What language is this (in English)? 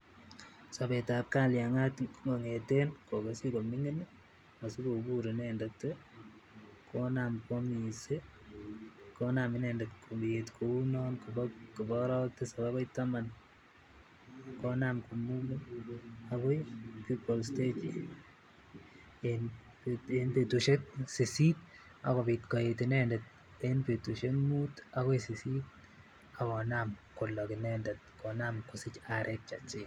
Kalenjin